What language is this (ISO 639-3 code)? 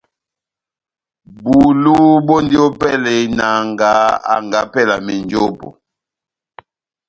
bnm